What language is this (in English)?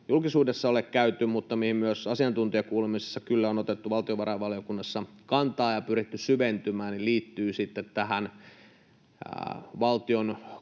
Finnish